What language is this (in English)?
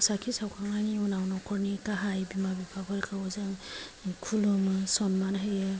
Bodo